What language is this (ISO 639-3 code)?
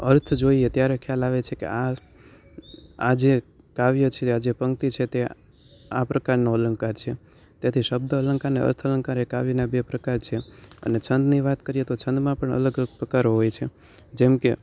guj